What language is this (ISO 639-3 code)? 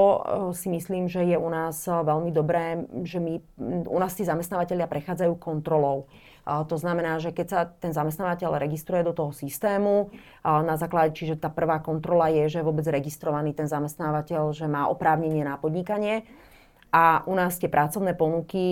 slk